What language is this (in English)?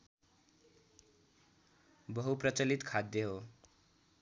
Nepali